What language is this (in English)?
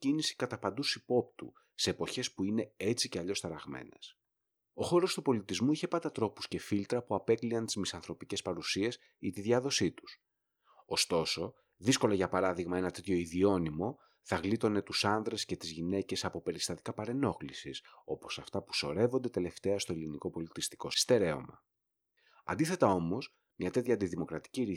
Greek